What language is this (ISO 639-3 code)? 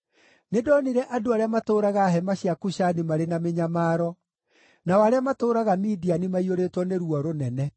kik